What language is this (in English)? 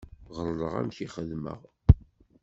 Kabyle